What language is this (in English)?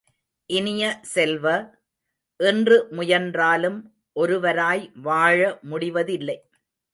Tamil